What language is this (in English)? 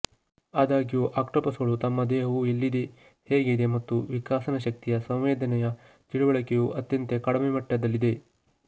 Kannada